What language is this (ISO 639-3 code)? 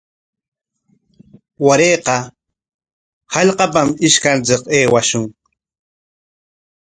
qwa